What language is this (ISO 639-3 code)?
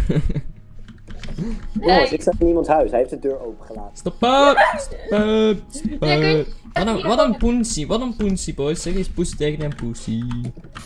nld